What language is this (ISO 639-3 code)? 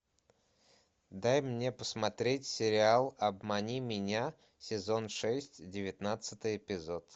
rus